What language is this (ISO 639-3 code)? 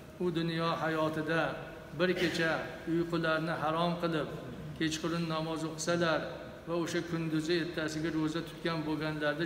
tur